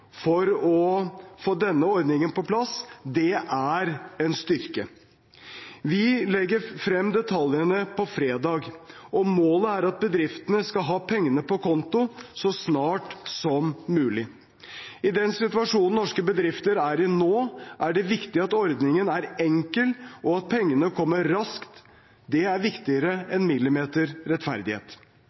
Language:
Norwegian Bokmål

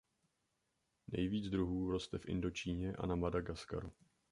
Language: Czech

